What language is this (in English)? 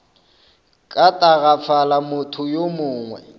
Northern Sotho